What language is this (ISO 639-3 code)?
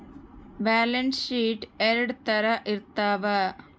kan